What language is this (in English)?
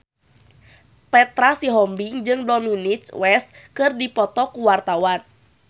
Sundanese